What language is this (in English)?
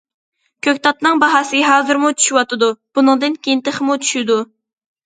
Uyghur